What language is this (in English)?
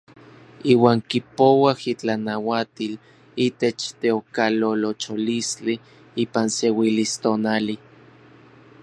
Orizaba Nahuatl